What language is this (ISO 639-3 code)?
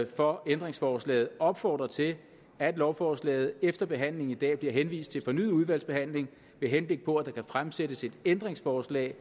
dan